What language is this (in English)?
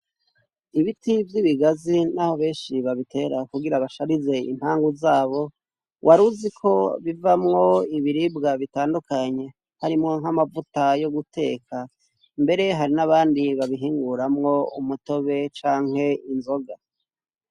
Rundi